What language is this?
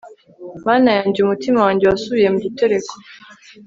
Kinyarwanda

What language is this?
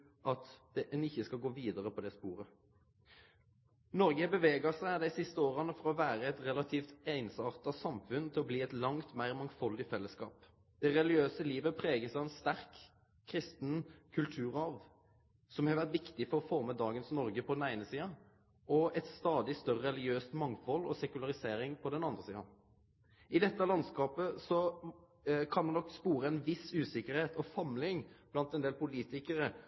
Norwegian Nynorsk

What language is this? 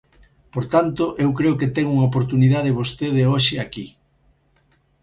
Galician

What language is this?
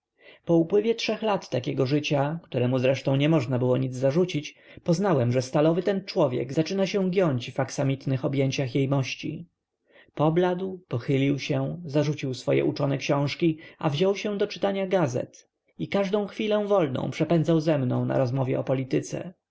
Polish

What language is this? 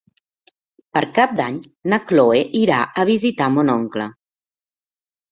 Catalan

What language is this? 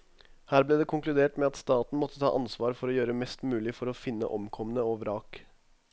Norwegian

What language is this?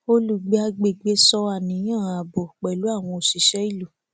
Yoruba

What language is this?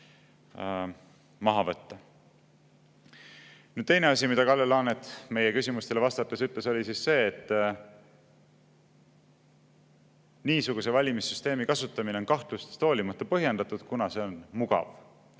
Estonian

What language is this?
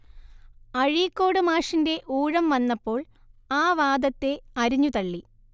Malayalam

